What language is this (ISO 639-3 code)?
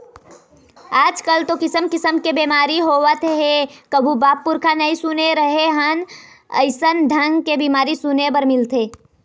hne